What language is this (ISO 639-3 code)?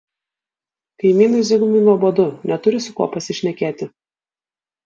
lit